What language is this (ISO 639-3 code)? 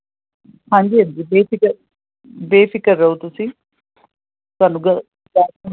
pan